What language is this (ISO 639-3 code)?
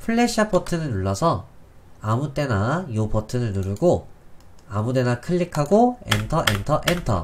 kor